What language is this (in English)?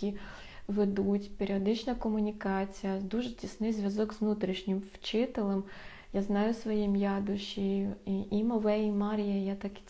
Ukrainian